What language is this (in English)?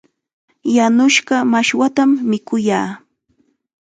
Chiquián Ancash Quechua